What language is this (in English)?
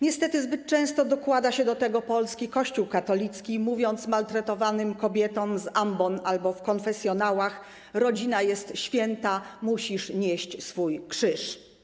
Polish